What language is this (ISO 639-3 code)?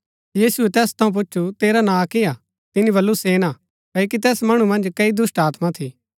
gbk